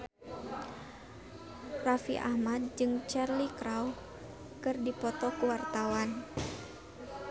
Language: Sundanese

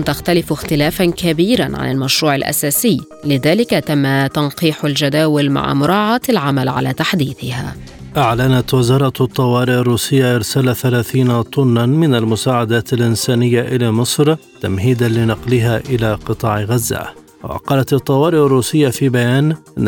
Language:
Arabic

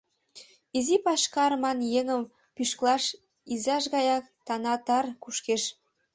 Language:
Mari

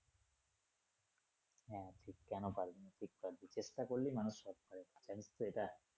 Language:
Bangla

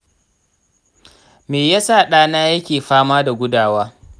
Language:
Hausa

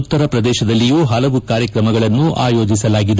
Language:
Kannada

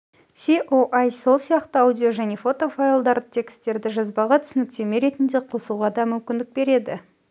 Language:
Kazakh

